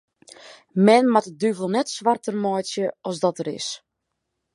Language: Western Frisian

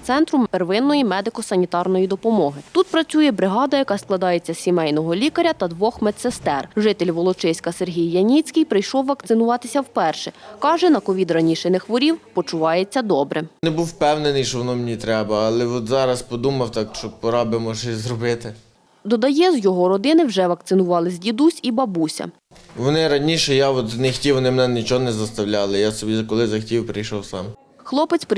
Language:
Ukrainian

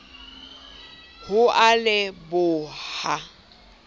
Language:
Southern Sotho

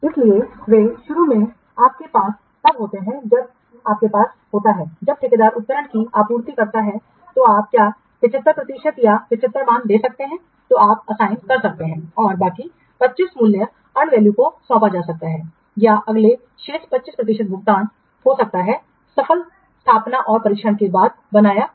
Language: Hindi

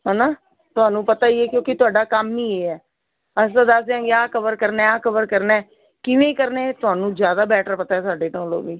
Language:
Punjabi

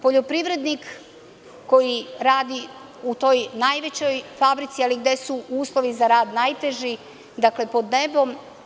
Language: Serbian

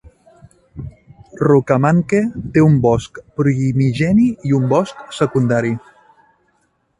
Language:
Catalan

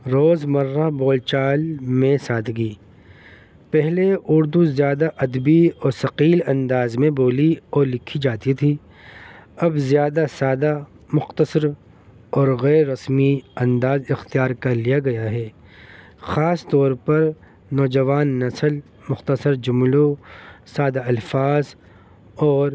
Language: Urdu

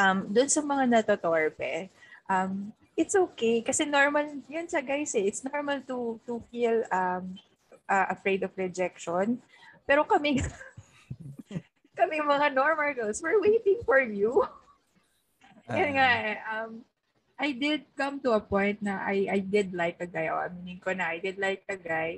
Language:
Filipino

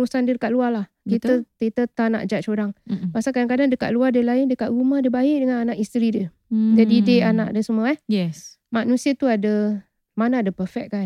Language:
Malay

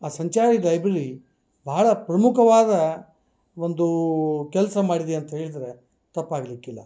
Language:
Kannada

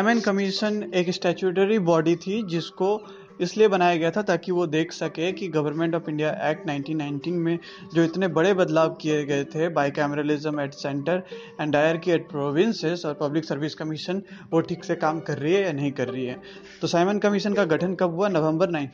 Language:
Hindi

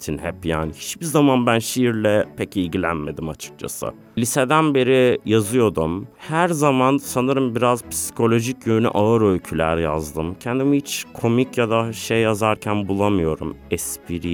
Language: Turkish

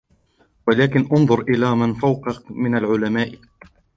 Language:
Arabic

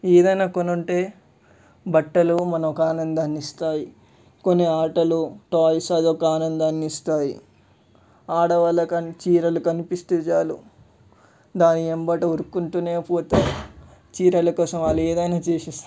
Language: Telugu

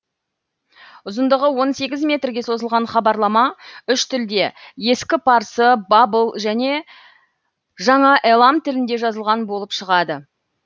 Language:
Kazakh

